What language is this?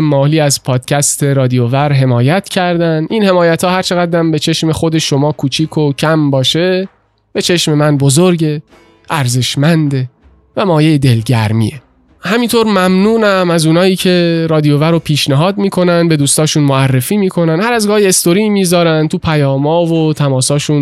Persian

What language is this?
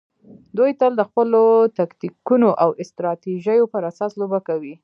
Pashto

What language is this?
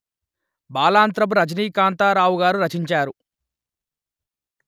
Telugu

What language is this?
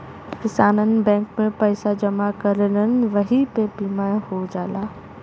Bhojpuri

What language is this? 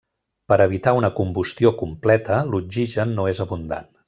Catalan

